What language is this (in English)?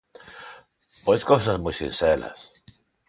Galician